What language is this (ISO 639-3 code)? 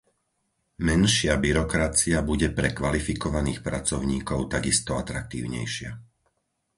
slk